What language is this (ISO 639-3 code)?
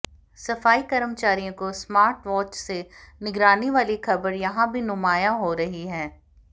hin